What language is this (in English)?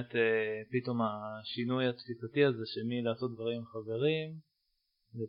Hebrew